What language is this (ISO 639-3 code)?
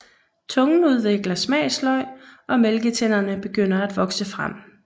dan